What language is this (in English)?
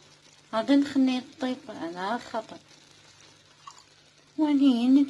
Arabic